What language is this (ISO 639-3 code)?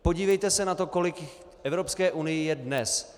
ces